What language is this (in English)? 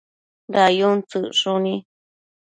Matsés